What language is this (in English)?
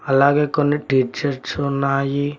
Telugu